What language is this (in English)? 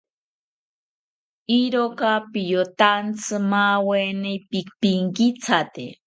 South Ucayali Ashéninka